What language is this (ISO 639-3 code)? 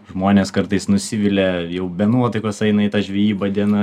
lit